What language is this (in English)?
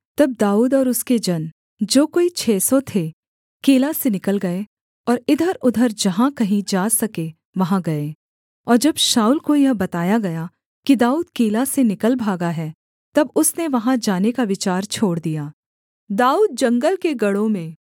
Hindi